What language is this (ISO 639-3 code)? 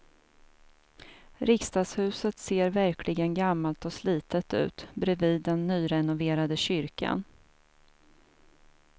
swe